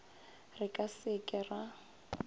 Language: Northern Sotho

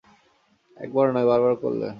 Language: Bangla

